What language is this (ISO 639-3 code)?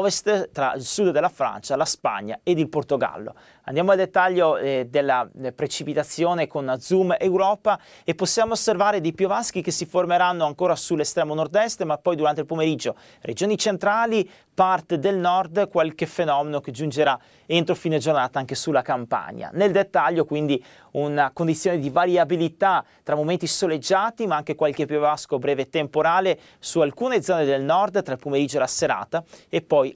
ita